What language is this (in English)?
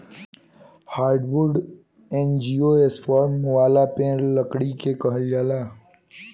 Bhojpuri